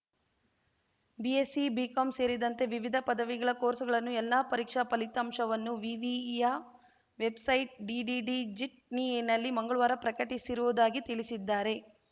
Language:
Kannada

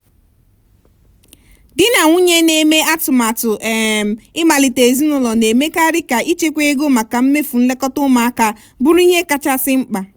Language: Igbo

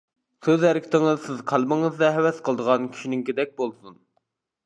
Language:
Uyghur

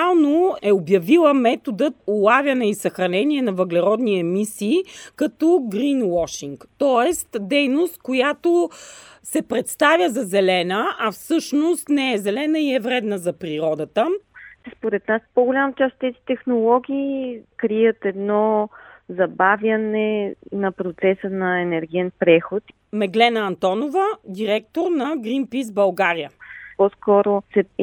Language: Bulgarian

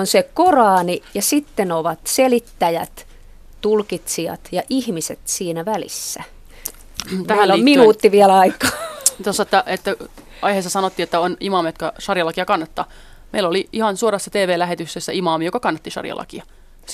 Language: Finnish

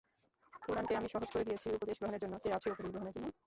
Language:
Bangla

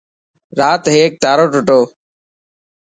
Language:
Dhatki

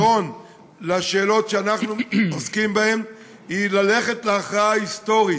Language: Hebrew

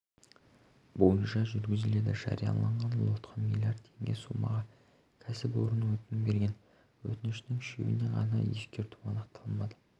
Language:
Kazakh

